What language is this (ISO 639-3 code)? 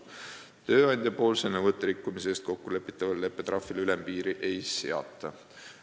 est